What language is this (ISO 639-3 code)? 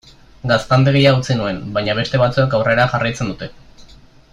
eus